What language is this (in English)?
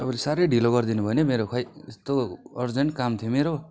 Nepali